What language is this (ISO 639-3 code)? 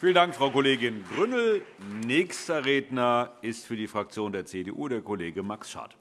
deu